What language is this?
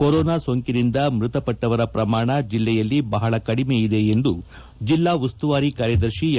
Kannada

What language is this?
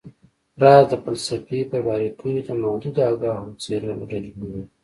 Pashto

